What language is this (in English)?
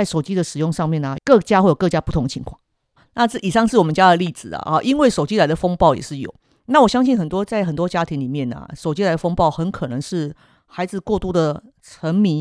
Chinese